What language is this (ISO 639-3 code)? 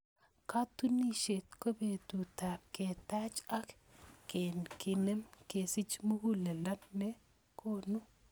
kln